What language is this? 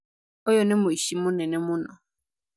Kikuyu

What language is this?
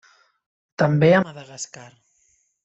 Catalan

